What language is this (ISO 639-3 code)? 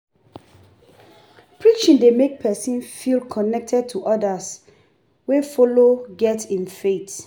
pcm